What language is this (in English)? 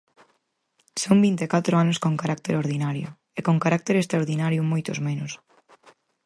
Galician